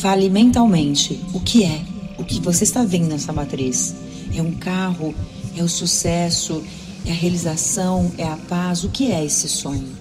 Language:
Portuguese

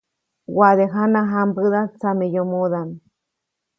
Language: Copainalá Zoque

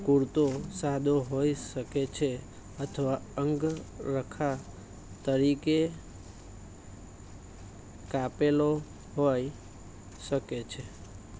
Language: Gujarati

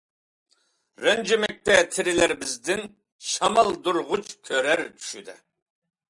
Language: Uyghur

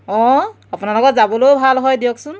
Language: Assamese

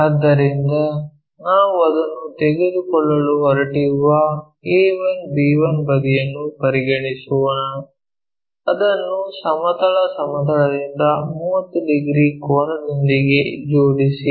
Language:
Kannada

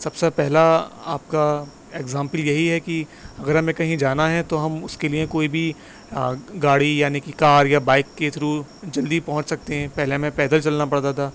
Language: Urdu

